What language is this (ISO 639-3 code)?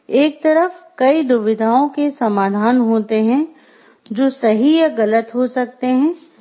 hin